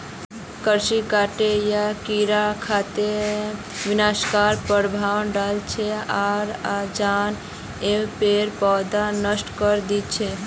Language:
Magahi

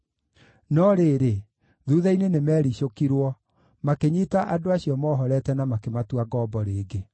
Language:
Kikuyu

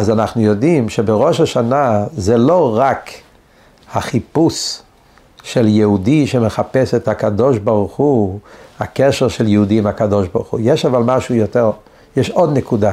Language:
Hebrew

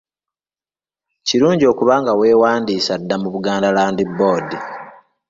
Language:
Ganda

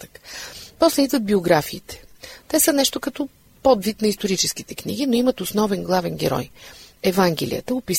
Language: Bulgarian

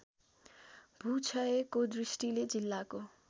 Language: Nepali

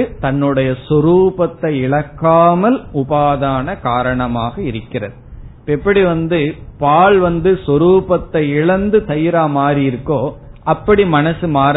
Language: Tamil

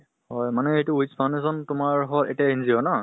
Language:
Assamese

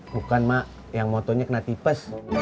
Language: Indonesian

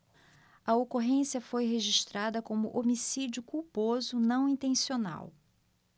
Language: Portuguese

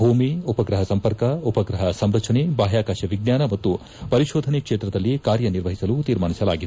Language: Kannada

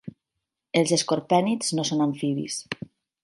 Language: Catalan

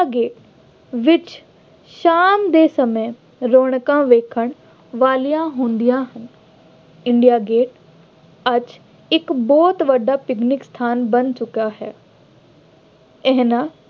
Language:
Punjabi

